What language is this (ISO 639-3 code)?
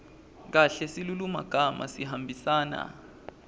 ssw